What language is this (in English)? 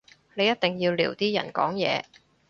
Cantonese